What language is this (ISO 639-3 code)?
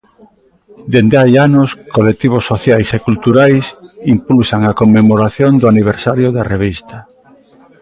glg